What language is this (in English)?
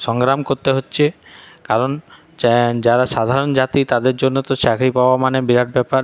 Bangla